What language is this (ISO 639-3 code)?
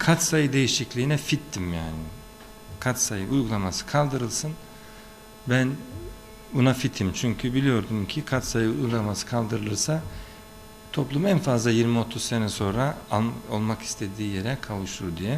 tur